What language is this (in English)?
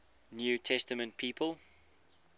English